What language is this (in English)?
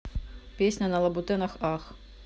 Russian